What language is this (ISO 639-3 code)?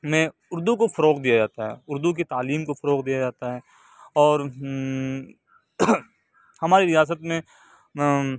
urd